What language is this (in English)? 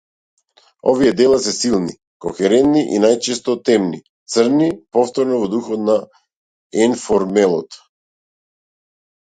Macedonian